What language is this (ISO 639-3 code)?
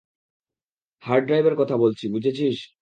ben